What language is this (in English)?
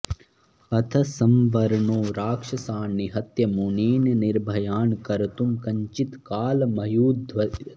Sanskrit